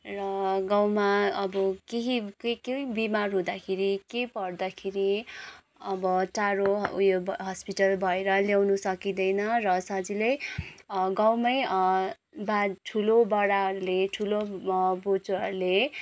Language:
Nepali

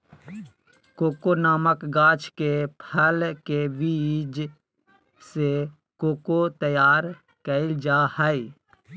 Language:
Magahi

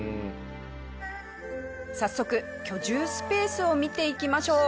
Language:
Japanese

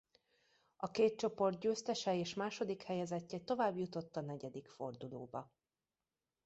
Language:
Hungarian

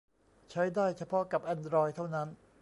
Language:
Thai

